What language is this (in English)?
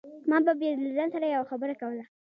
Pashto